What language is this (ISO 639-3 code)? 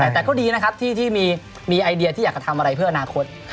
tha